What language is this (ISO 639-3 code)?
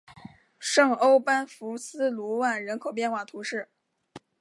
zho